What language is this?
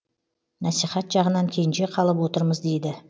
Kazakh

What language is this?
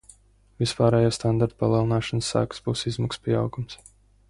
Latvian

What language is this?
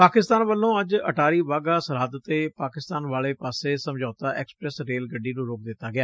Punjabi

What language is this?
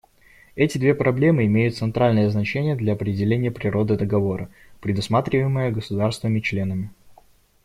Russian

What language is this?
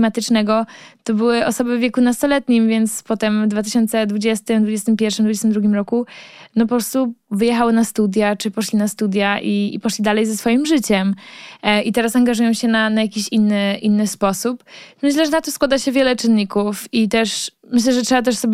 Polish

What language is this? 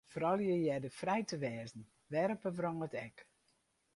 Western Frisian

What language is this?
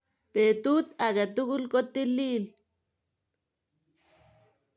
Kalenjin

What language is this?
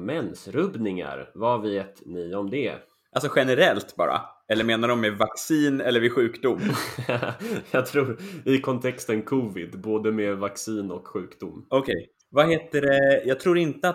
Swedish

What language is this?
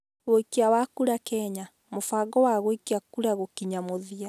Kikuyu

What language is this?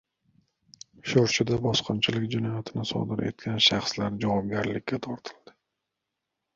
Uzbek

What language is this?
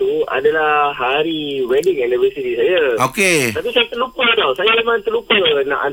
Malay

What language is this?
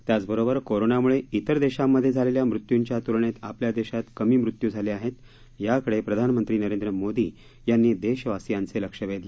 Marathi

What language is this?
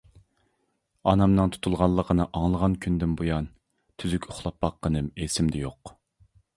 Uyghur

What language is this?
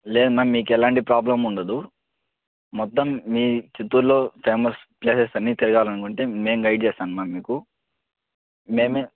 Telugu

